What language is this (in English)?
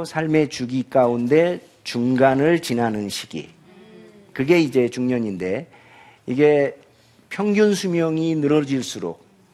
Korean